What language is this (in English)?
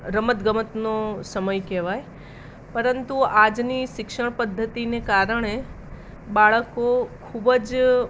Gujarati